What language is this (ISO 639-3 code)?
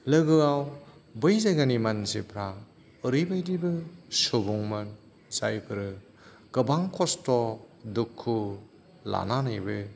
brx